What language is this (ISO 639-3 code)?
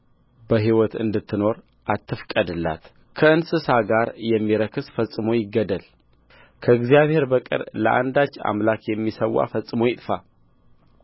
amh